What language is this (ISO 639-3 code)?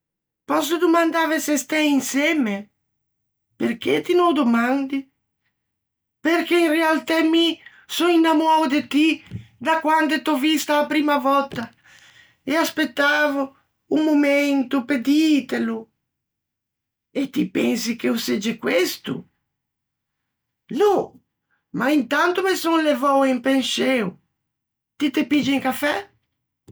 lij